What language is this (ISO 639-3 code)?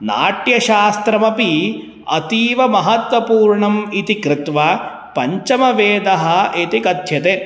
san